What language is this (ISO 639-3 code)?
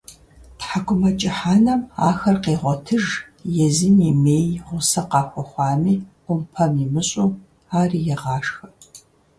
kbd